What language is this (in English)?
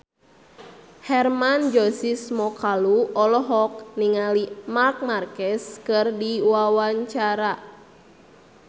Sundanese